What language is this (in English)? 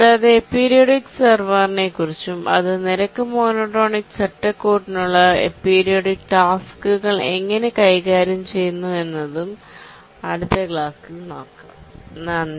Malayalam